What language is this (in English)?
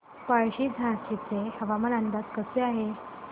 Marathi